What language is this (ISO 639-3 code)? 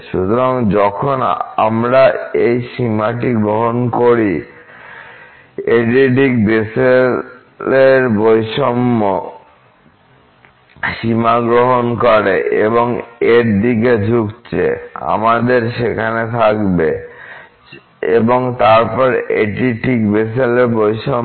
ben